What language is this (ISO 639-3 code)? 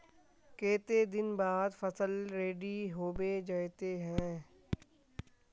mag